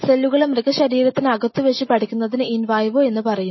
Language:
Malayalam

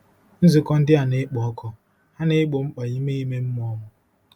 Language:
Igbo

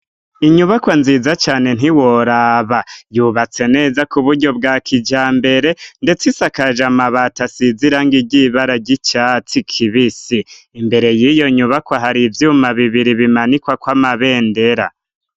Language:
Rundi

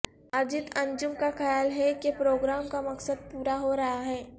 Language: Urdu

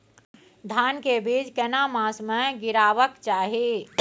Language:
Maithili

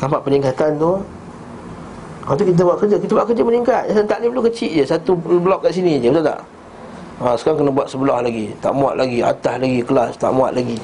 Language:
Malay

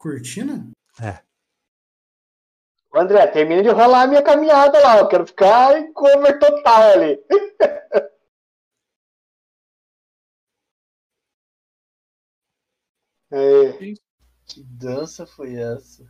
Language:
Portuguese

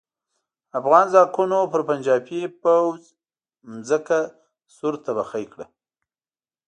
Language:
Pashto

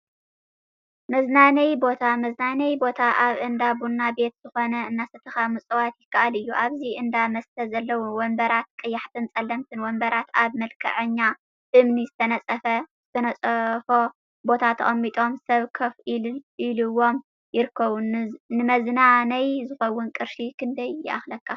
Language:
Tigrinya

